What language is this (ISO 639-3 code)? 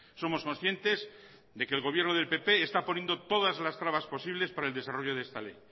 spa